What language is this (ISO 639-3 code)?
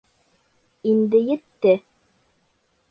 bak